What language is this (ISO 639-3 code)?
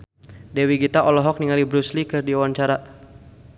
sun